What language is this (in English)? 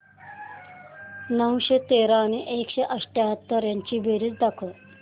Marathi